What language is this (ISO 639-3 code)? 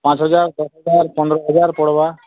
ori